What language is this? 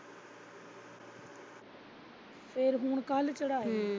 Punjabi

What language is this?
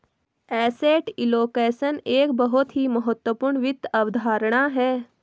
Hindi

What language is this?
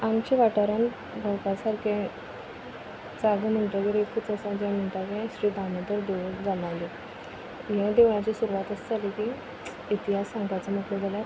Konkani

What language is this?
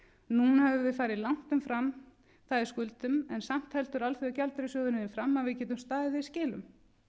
Icelandic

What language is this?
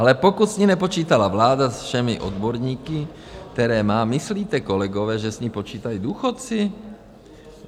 Czech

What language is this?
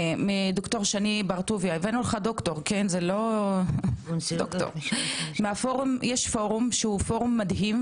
Hebrew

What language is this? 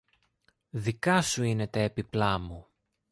Greek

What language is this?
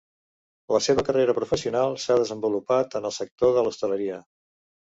Catalan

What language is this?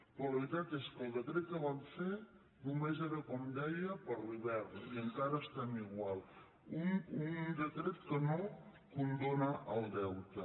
Catalan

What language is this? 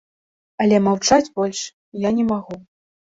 Belarusian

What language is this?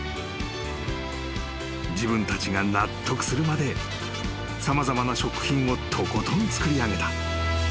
Japanese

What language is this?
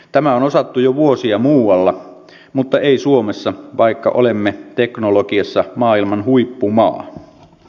Finnish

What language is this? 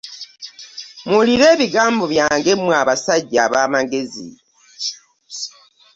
Ganda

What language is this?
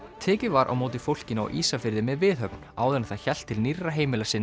Icelandic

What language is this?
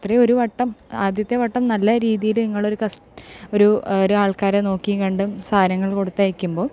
Malayalam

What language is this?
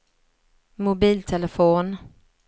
Swedish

